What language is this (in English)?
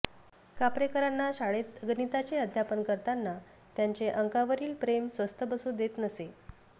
Marathi